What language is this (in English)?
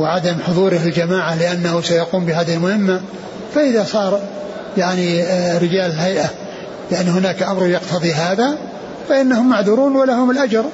Arabic